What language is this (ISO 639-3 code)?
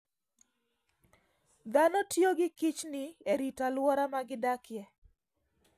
luo